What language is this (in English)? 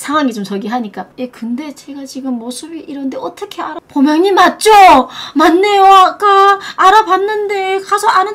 Korean